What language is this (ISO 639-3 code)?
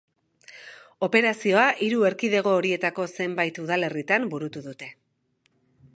eus